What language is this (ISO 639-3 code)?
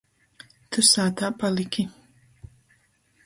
ltg